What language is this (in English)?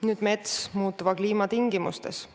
Estonian